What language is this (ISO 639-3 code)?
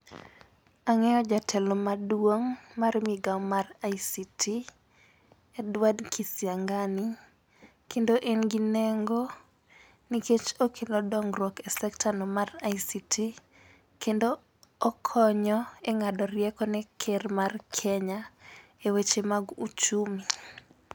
luo